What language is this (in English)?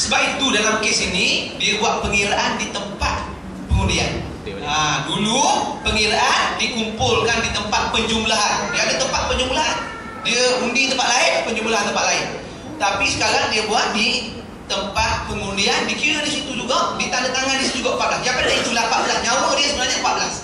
Malay